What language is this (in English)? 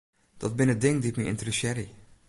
Western Frisian